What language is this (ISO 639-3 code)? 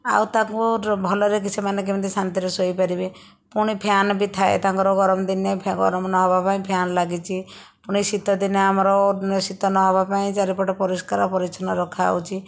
ori